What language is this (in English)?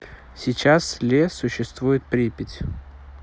Russian